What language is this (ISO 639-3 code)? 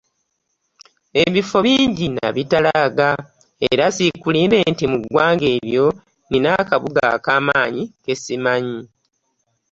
lug